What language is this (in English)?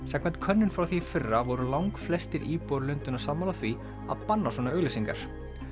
Icelandic